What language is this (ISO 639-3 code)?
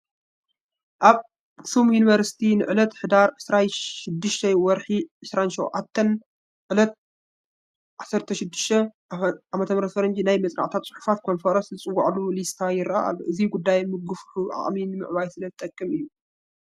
tir